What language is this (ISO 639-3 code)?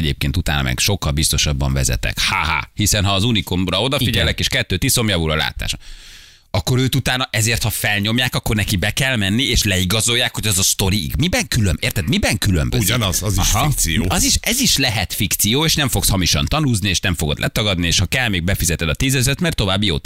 hun